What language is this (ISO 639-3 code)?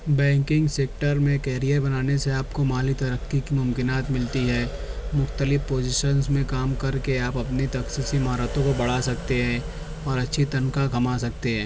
urd